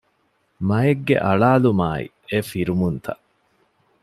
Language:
Divehi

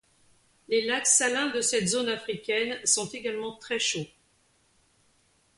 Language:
French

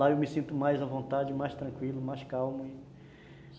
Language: Portuguese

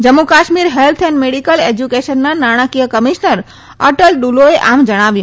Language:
Gujarati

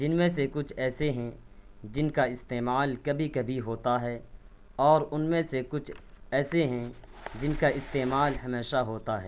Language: Urdu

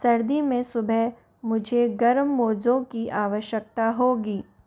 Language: Hindi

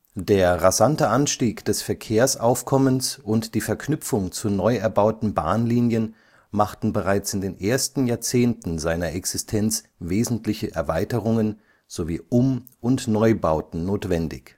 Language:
German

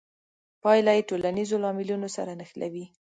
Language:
Pashto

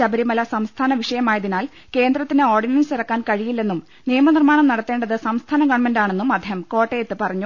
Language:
Malayalam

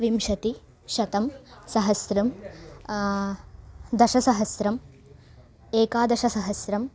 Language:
Sanskrit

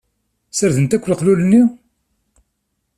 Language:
Kabyle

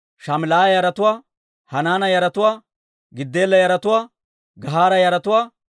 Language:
Dawro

